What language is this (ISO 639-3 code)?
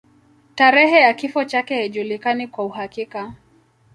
swa